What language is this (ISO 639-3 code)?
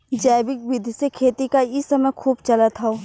bho